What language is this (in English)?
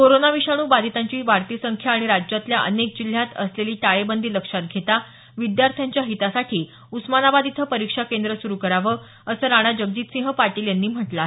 Marathi